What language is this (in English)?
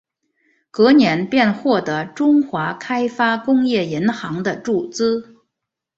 Chinese